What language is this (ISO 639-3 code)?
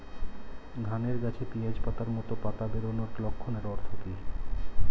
ben